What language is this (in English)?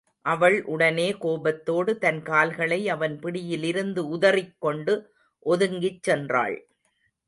Tamil